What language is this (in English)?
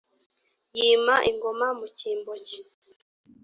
Kinyarwanda